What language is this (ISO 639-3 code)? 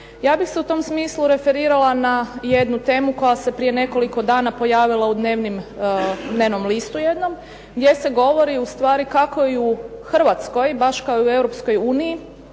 hrv